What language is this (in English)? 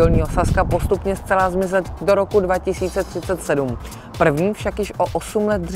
Czech